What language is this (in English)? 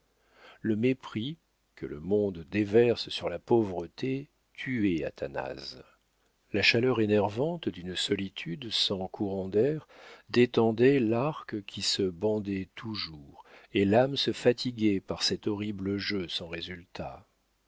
French